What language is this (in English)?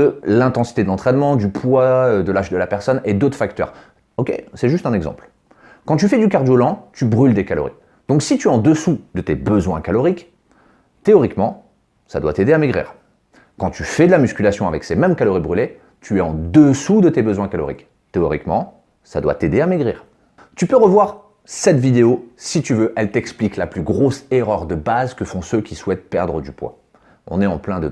French